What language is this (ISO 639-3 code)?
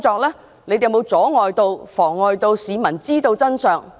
yue